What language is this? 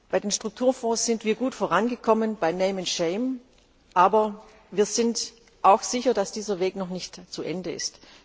German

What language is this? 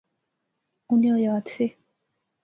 Pahari-Potwari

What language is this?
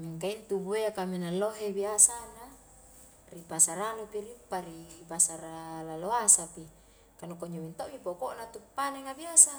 Highland Konjo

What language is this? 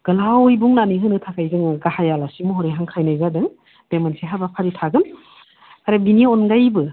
Bodo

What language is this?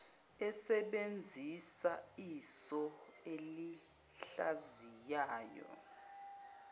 Zulu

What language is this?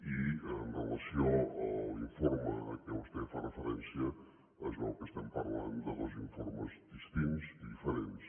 Catalan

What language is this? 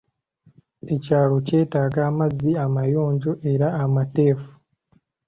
Ganda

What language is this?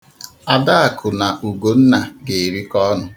Igbo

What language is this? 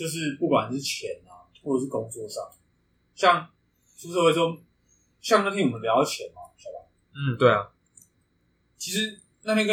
Chinese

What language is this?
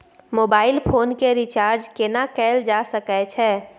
Maithili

